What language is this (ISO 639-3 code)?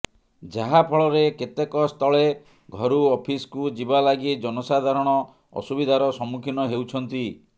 ori